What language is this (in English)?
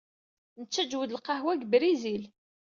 Kabyle